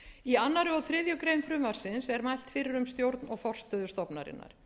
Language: Icelandic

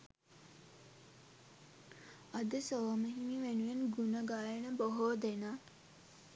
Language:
Sinhala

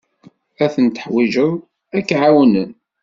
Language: Kabyle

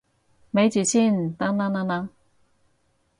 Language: Cantonese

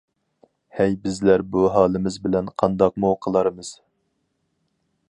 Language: Uyghur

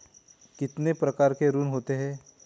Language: Hindi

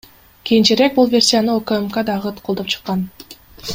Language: Kyrgyz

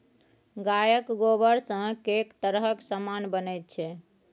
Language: Maithili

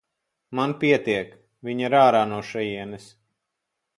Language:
Latvian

